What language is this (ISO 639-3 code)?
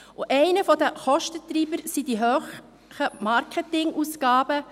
gsw